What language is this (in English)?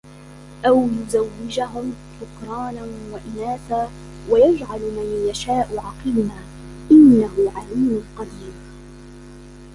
Arabic